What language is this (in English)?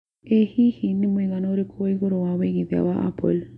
Kikuyu